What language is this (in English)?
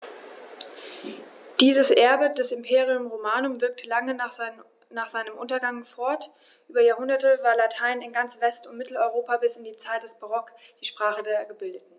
German